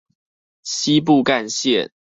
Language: Chinese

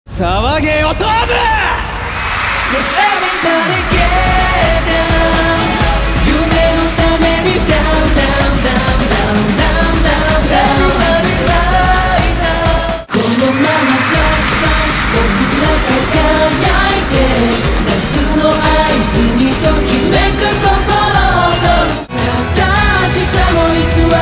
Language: Arabic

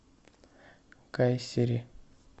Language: Russian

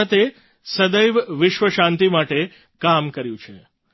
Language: Gujarati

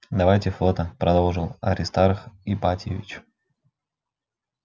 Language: Russian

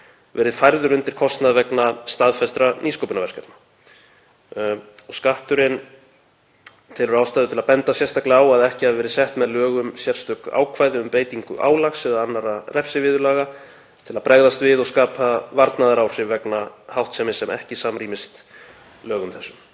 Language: Icelandic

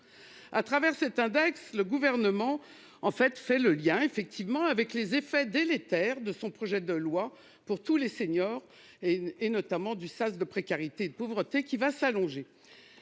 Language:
French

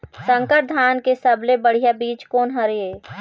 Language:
Chhattisgarhi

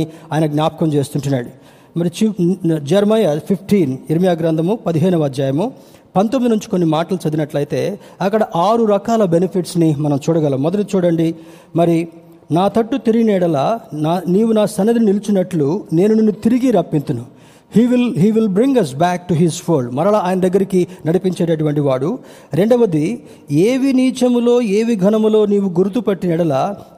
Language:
Telugu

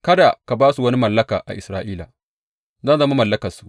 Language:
Hausa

